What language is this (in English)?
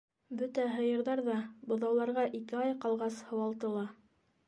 Bashkir